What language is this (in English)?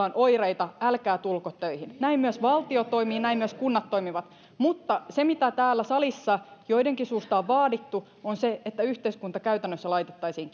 Finnish